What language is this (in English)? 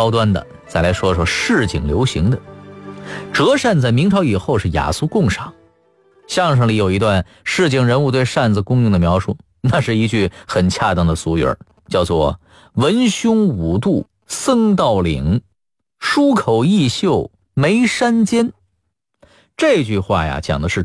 Chinese